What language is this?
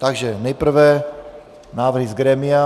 Czech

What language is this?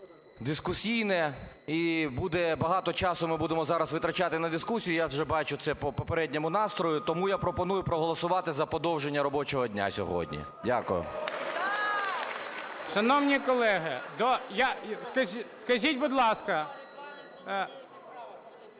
Ukrainian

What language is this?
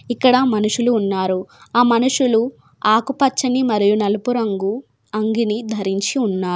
Telugu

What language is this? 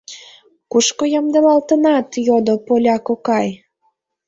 Mari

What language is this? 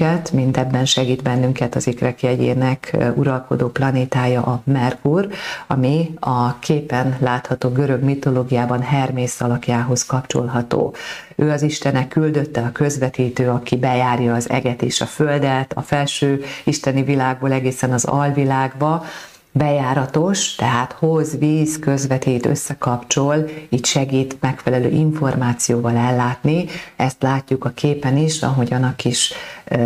Hungarian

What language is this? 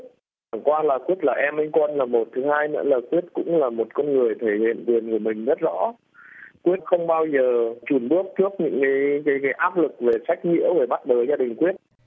Vietnamese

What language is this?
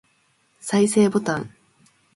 Japanese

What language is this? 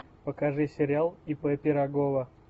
Russian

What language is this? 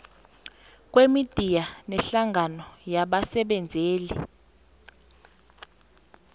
South Ndebele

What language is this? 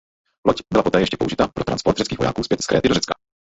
Czech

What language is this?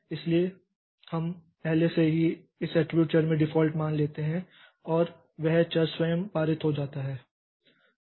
Hindi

